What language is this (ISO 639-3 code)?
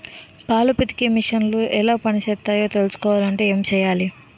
tel